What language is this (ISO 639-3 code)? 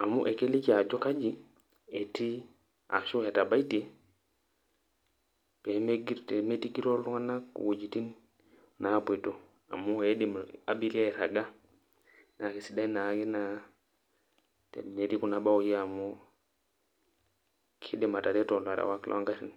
mas